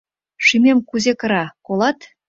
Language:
Mari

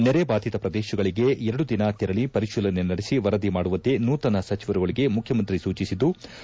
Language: Kannada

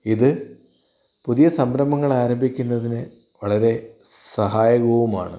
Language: Malayalam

